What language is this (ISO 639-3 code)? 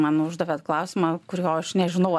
lit